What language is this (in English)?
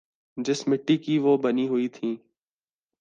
Urdu